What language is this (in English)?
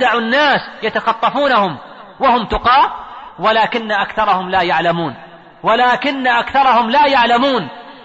Arabic